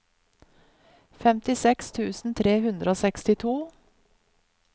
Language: Norwegian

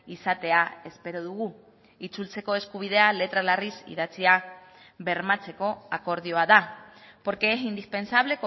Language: Basque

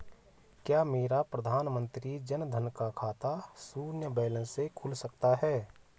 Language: Hindi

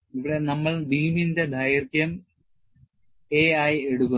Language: Malayalam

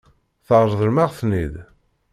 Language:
Kabyle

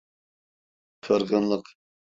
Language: Turkish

